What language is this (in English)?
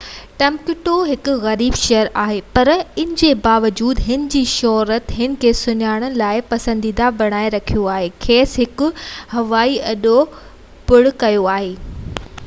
Sindhi